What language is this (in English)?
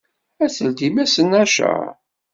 Kabyle